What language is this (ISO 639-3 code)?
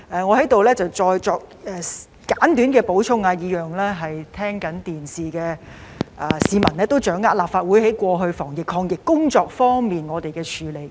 yue